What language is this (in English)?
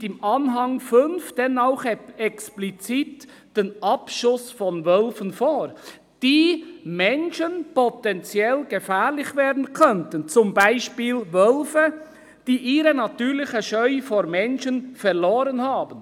Swiss German